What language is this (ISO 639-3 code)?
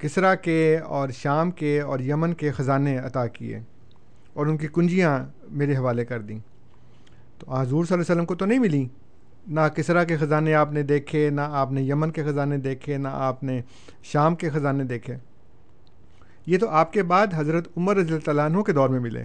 urd